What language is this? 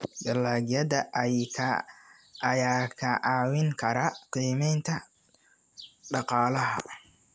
Somali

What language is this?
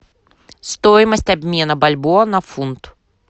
Russian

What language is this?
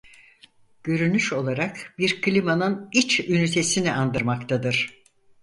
Turkish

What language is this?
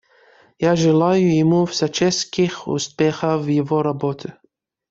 Russian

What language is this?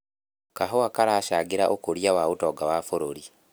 Kikuyu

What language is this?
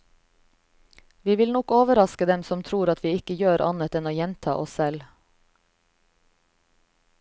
Norwegian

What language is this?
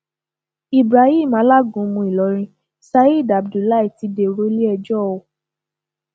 Yoruba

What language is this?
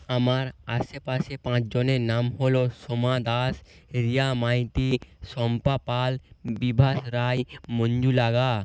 Bangla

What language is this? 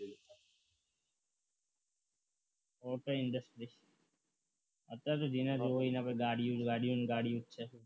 Gujarati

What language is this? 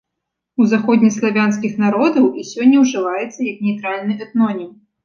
Belarusian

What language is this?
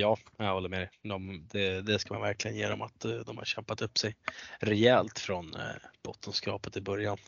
Swedish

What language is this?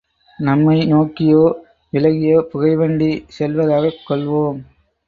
Tamil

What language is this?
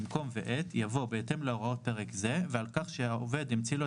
Hebrew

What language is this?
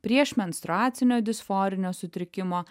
Lithuanian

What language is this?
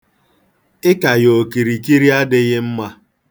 Igbo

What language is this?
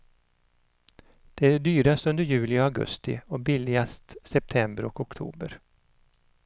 Swedish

